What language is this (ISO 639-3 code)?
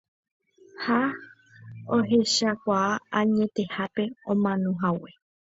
grn